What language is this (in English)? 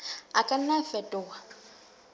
Southern Sotho